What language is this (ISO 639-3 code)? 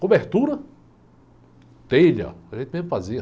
por